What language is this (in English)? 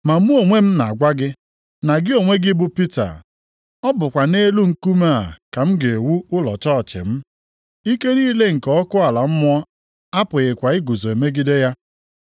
Igbo